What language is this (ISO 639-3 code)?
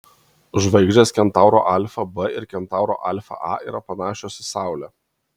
lit